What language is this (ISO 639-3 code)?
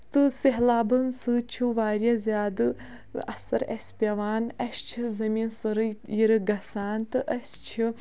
kas